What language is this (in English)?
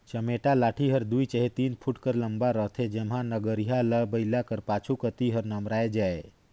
Chhattisgarhi